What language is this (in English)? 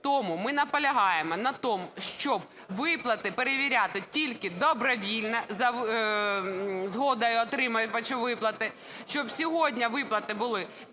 Ukrainian